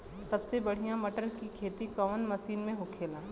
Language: Bhojpuri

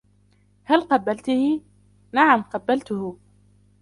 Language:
Arabic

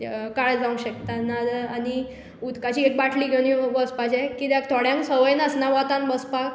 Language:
Konkani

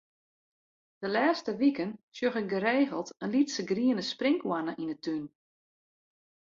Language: Western Frisian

